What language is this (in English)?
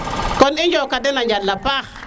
Serer